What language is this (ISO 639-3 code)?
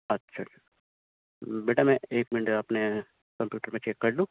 urd